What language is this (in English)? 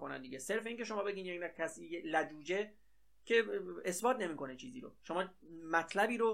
Persian